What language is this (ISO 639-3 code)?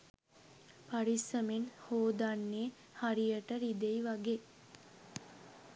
sin